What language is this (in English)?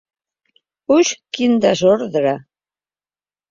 Catalan